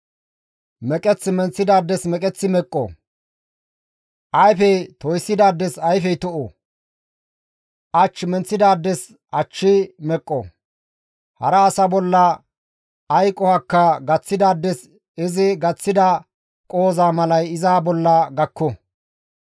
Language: Gamo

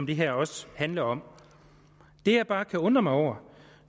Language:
Danish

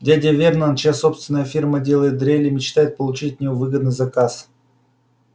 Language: Russian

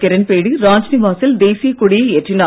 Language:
Tamil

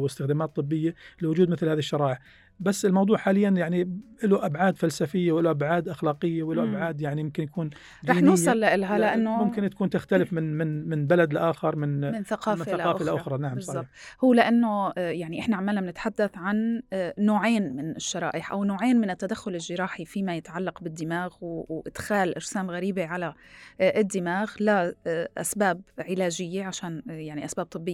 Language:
Arabic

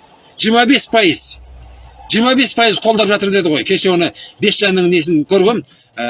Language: Turkish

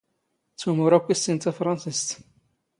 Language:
Standard Moroccan Tamazight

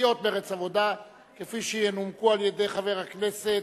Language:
Hebrew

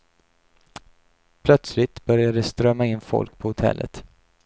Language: Swedish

